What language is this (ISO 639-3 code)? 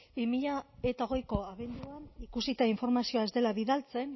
eus